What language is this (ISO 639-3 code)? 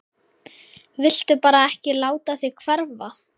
isl